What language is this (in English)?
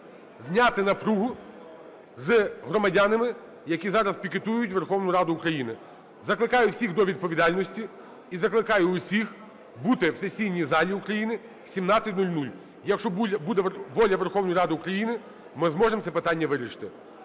Ukrainian